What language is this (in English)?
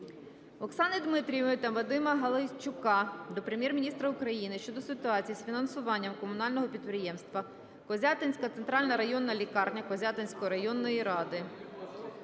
Ukrainian